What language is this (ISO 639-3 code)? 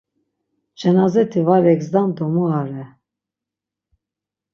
lzz